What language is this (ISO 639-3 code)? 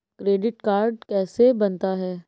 hin